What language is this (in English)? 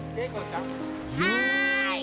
Japanese